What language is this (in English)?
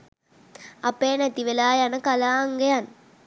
Sinhala